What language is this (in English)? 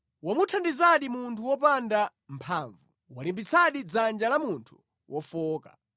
Nyanja